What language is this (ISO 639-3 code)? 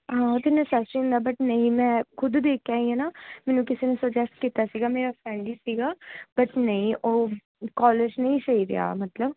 pan